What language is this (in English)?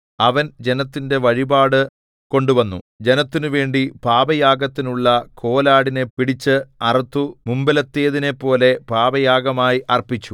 Malayalam